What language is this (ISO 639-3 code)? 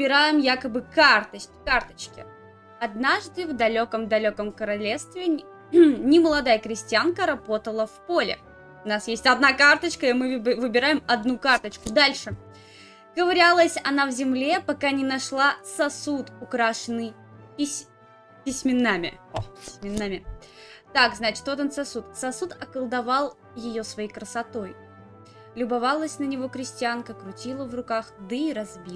rus